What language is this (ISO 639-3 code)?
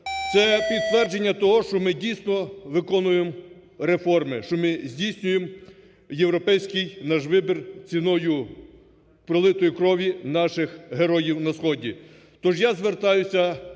ukr